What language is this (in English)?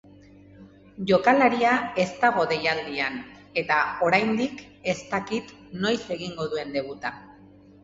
Basque